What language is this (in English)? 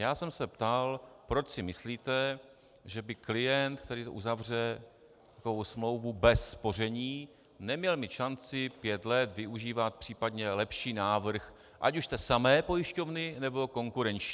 Czech